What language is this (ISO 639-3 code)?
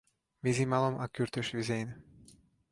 hun